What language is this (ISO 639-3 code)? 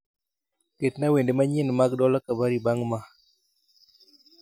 luo